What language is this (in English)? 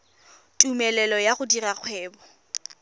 Tswana